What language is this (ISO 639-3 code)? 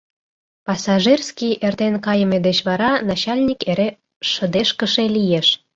chm